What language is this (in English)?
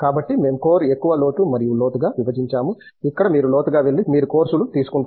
Telugu